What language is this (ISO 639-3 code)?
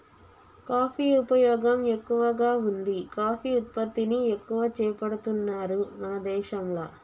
tel